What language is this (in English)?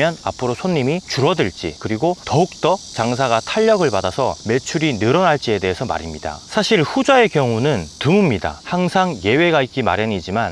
Korean